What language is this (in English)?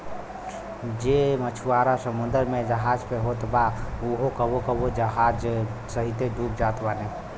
Bhojpuri